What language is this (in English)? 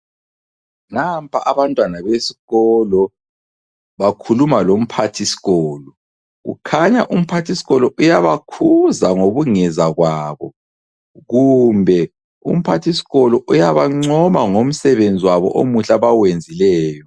North Ndebele